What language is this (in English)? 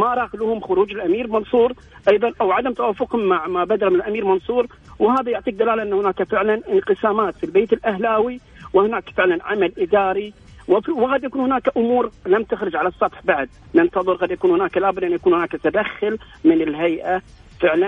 Arabic